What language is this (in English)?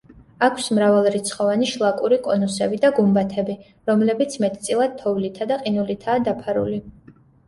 Georgian